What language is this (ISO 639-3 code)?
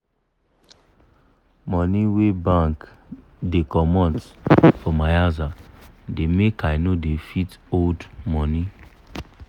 pcm